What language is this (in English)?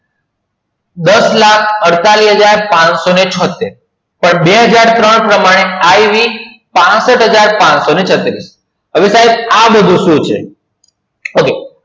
Gujarati